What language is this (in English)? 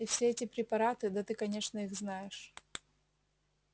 Russian